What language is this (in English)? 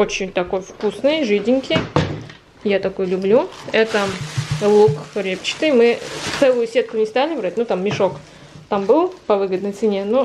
Russian